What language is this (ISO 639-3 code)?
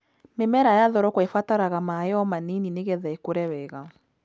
kik